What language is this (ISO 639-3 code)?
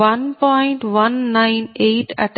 tel